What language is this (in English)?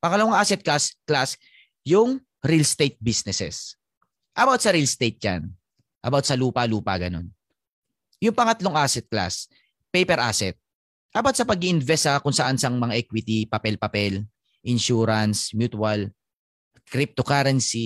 Filipino